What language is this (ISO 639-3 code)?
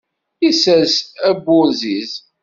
kab